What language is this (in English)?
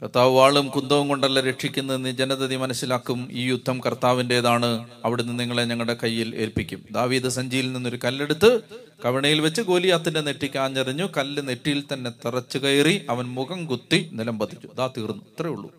Malayalam